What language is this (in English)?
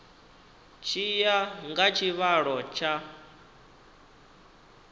Venda